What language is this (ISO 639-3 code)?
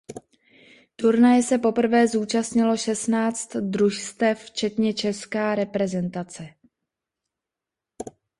ces